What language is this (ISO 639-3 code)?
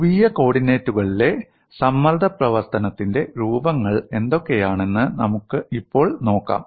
mal